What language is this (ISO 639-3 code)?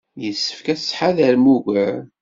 kab